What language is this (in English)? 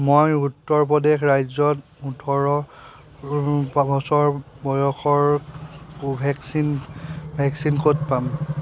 Assamese